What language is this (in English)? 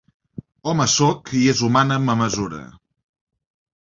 Catalan